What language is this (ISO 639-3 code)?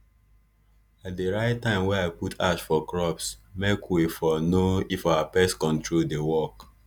pcm